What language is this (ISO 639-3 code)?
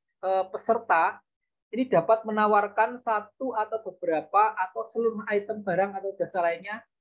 ind